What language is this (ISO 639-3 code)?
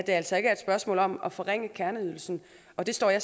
dan